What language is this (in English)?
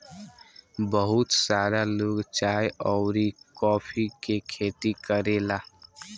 Bhojpuri